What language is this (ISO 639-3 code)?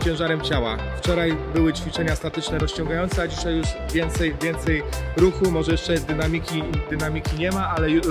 pol